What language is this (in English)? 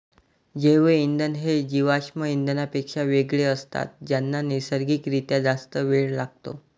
Marathi